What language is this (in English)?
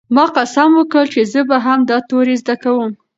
Pashto